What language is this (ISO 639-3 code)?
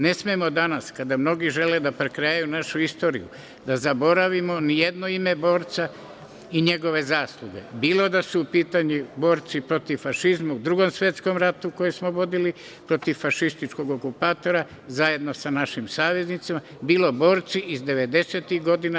srp